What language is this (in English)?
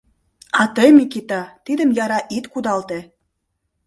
Mari